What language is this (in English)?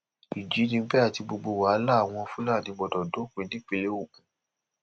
Yoruba